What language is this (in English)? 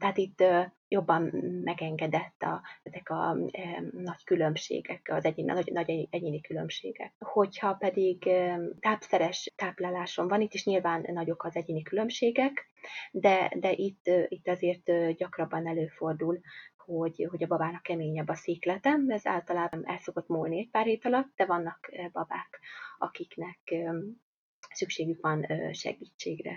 Hungarian